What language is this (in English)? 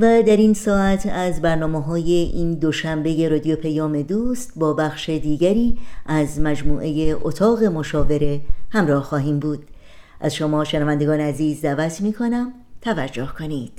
Persian